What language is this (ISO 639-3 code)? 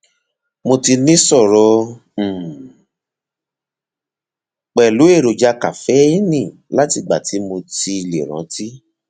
yor